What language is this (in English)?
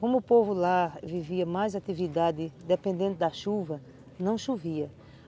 Portuguese